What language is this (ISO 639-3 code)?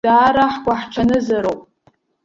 abk